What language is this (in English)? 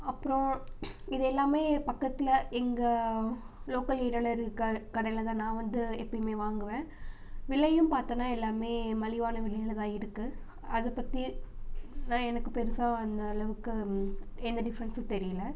Tamil